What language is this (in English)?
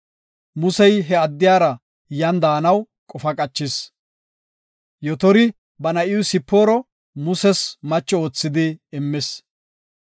Gofa